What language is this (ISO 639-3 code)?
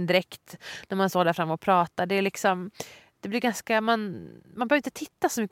swe